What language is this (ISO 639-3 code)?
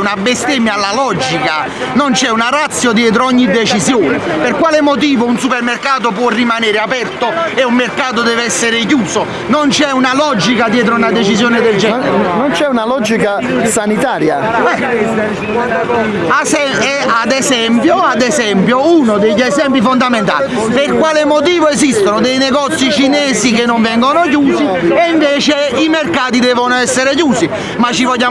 ita